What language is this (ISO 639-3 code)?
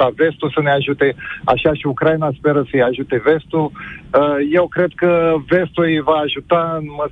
ron